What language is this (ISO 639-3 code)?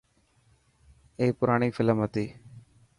mki